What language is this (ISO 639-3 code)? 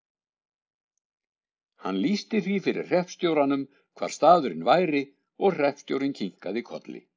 isl